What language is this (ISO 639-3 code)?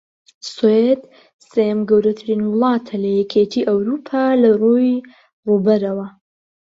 ckb